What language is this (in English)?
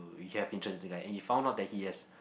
English